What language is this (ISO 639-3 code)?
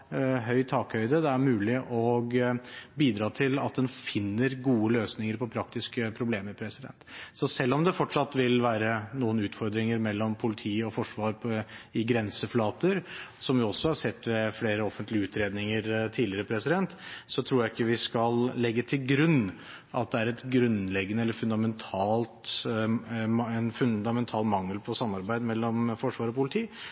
nob